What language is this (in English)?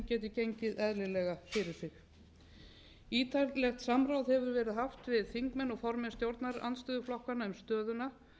Icelandic